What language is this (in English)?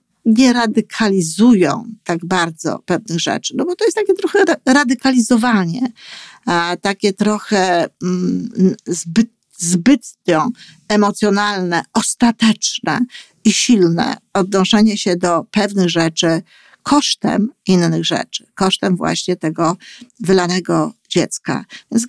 Polish